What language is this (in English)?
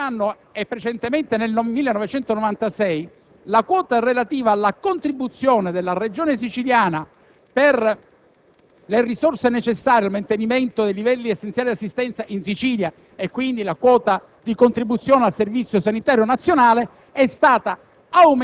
Italian